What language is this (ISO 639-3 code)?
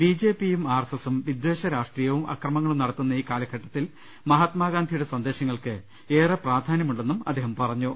mal